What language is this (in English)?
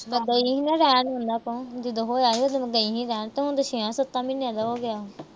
Punjabi